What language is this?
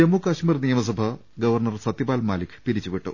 Malayalam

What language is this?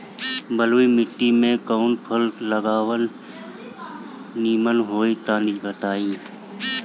Bhojpuri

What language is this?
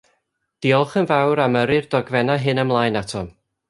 Welsh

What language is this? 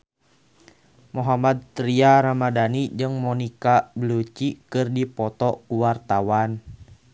Sundanese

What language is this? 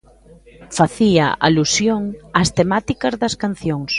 Galician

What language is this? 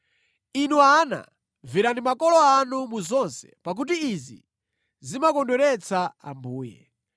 Nyanja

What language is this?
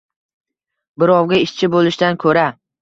Uzbek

